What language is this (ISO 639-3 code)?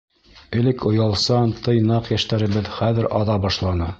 bak